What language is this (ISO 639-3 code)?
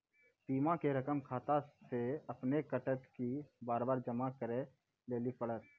mai